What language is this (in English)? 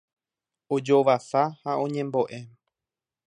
Guarani